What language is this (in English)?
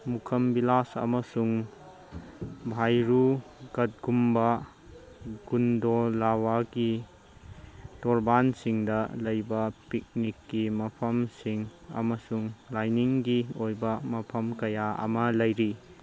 Manipuri